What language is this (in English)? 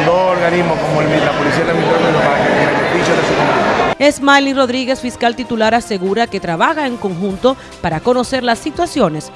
Spanish